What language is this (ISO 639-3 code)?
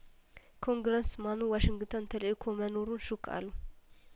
amh